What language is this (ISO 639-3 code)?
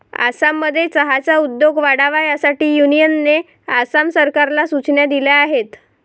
mar